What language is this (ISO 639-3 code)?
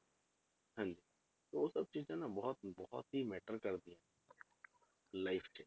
pan